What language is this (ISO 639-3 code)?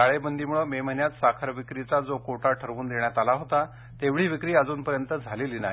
mar